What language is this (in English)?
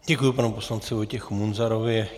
Czech